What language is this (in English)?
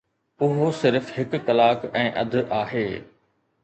Sindhi